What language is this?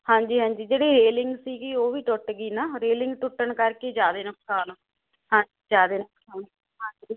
Punjabi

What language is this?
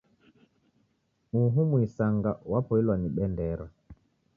Taita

